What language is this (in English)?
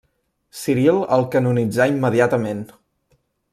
Catalan